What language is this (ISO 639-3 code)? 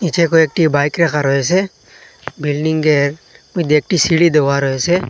ben